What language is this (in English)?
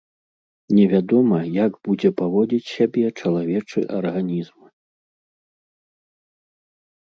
Belarusian